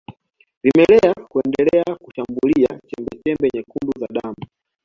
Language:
Swahili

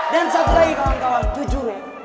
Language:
Indonesian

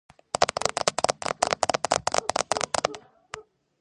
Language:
Georgian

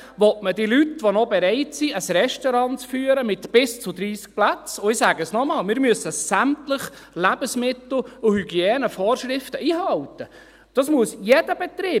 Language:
Swiss German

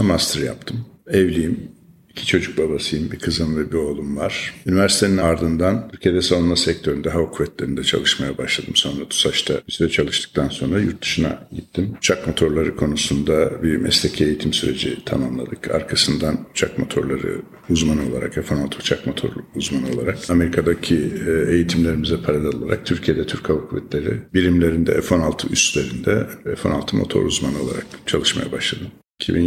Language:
Turkish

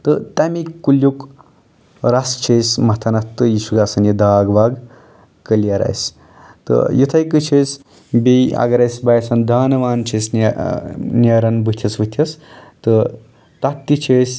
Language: Kashmiri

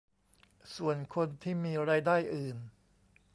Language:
Thai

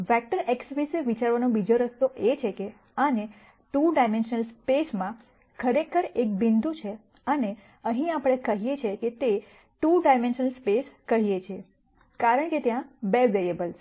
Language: Gujarati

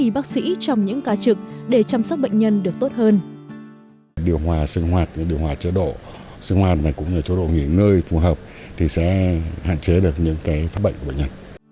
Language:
Vietnamese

